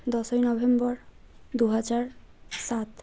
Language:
Bangla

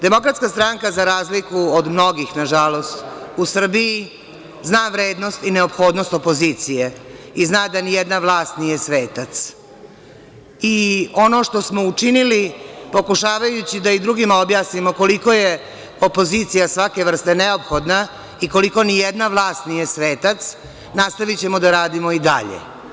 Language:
Serbian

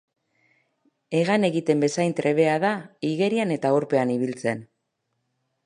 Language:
Basque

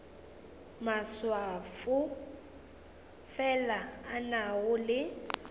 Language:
Northern Sotho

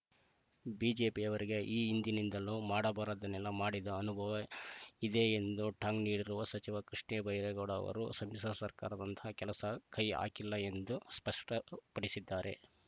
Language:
Kannada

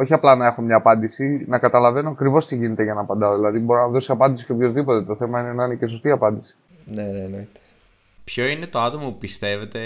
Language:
Greek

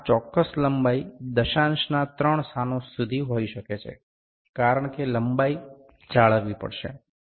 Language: Gujarati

